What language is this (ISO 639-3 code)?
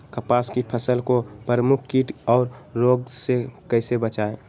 mag